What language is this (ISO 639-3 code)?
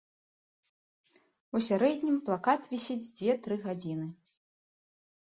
bel